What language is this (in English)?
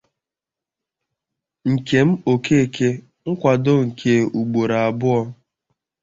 Igbo